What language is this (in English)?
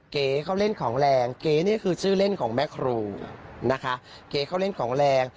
Thai